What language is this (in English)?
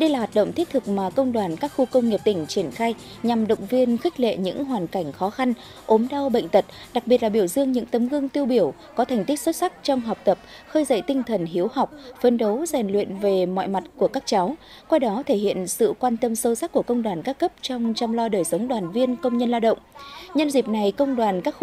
Vietnamese